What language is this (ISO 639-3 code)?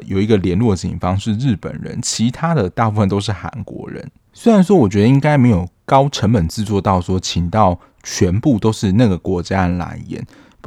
zho